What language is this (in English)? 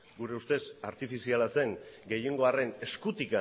Basque